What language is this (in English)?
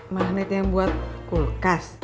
Indonesian